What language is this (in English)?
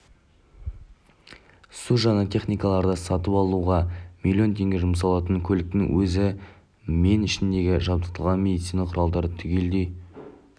Kazakh